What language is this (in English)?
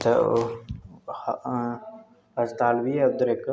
Dogri